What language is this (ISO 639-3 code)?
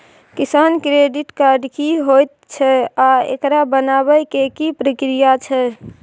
mai